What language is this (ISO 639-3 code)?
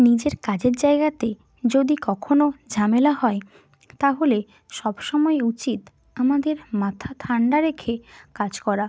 ben